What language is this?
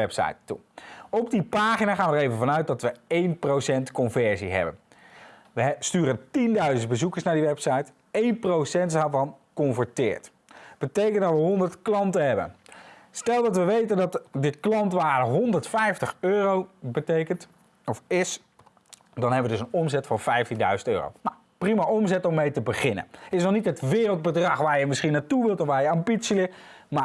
Dutch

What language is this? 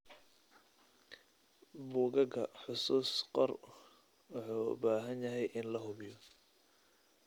Somali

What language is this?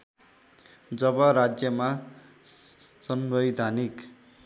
Nepali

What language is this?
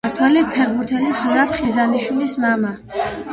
Georgian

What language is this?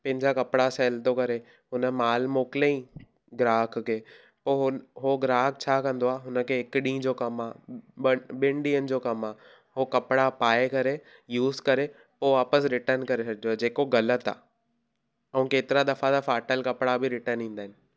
Sindhi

